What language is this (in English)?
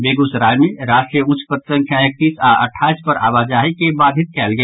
Maithili